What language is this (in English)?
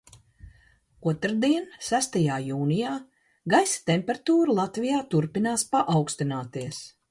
Latvian